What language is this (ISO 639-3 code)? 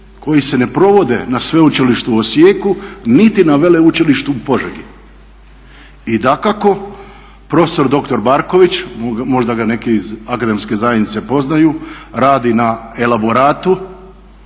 hrv